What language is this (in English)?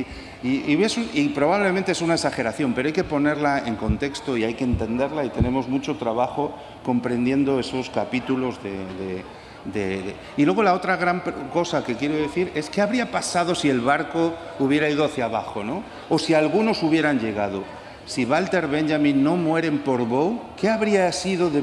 Spanish